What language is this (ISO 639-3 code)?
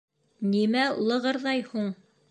bak